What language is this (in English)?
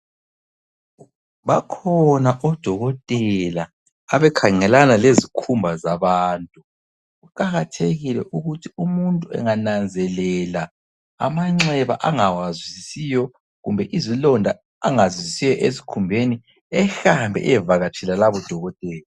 North Ndebele